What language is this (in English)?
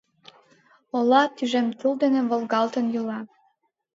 Mari